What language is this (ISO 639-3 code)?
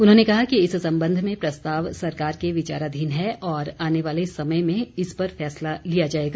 hin